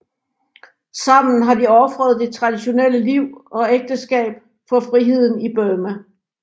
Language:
Danish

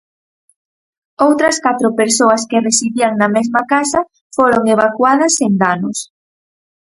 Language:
Galician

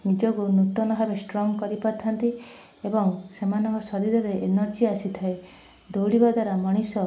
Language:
Odia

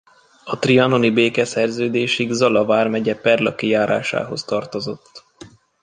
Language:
Hungarian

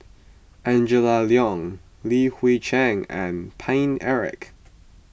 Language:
English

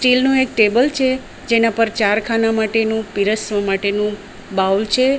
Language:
Gujarati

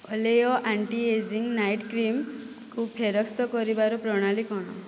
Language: Odia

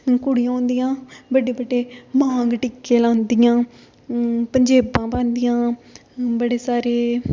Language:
Dogri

